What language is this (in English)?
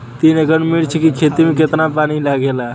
Bhojpuri